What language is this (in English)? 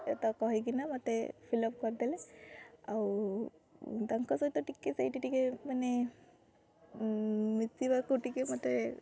Odia